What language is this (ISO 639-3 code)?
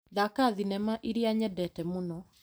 kik